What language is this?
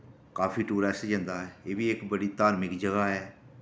Dogri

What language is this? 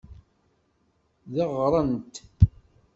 Kabyle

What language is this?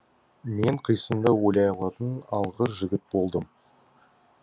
Kazakh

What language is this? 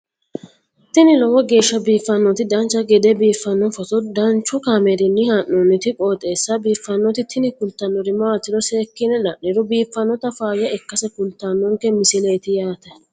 Sidamo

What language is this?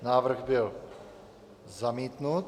Czech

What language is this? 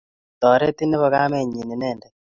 Kalenjin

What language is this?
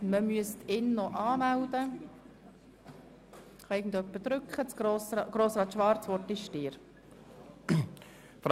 Swiss German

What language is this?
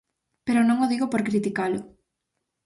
Galician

